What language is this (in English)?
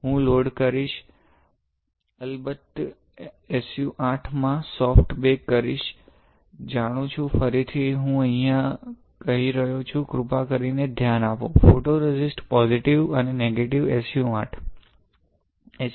Gujarati